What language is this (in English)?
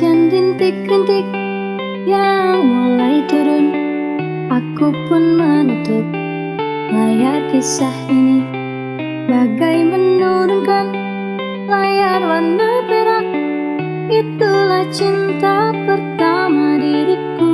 Indonesian